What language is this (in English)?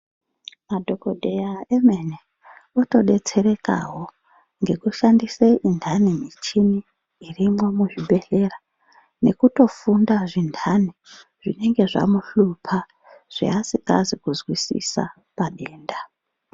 Ndau